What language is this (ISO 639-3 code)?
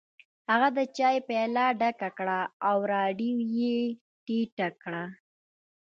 pus